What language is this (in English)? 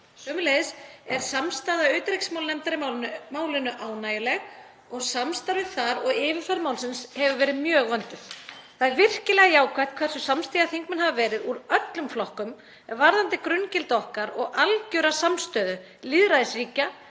Icelandic